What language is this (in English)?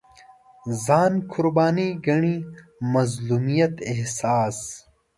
Pashto